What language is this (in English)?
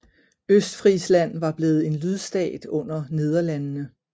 Danish